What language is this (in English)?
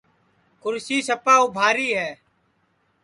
Sansi